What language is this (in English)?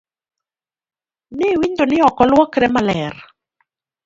Luo (Kenya and Tanzania)